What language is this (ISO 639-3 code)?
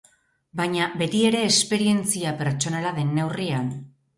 eus